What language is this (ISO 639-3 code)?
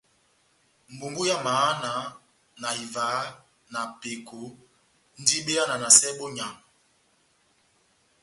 bnm